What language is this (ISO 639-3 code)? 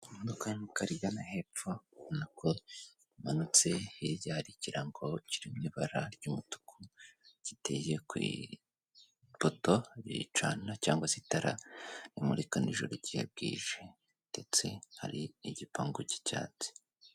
kin